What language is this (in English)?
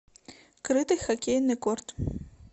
Russian